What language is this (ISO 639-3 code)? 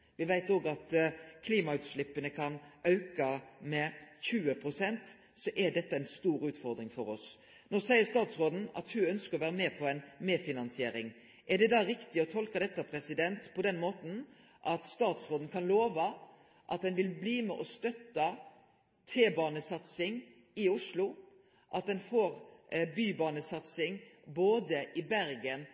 nno